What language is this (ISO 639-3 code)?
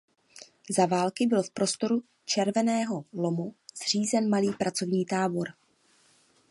ces